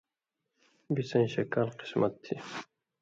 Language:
Indus Kohistani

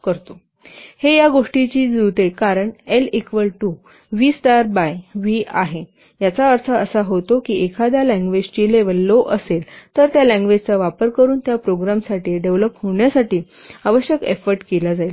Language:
Marathi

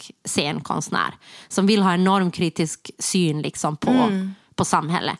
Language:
Swedish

